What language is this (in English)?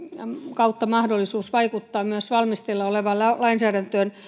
Finnish